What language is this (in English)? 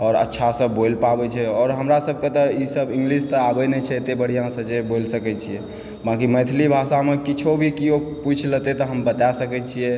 Maithili